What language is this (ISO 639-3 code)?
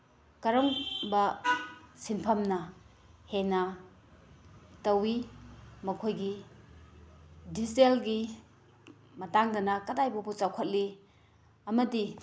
mni